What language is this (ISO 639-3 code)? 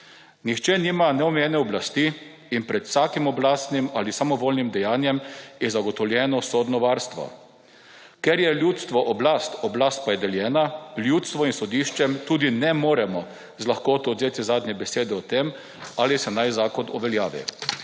slv